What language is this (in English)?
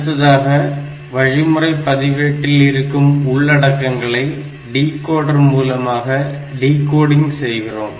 Tamil